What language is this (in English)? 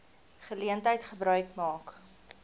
Afrikaans